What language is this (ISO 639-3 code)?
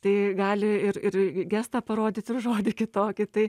lit